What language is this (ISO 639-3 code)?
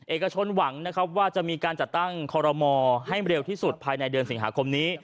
tha